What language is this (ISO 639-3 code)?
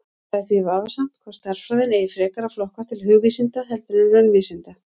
isl